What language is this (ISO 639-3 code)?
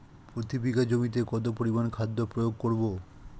ben